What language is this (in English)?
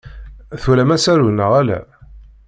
Kabyle